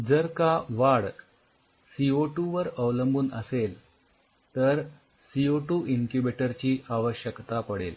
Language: Marathi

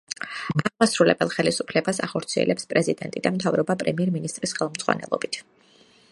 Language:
Georgian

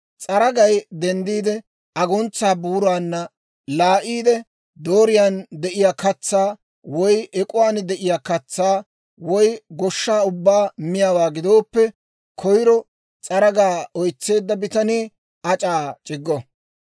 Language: Dawro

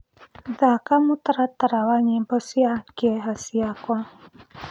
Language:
Kikuyu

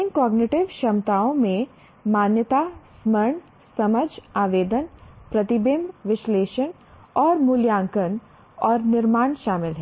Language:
Hindi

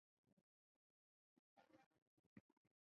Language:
Chinese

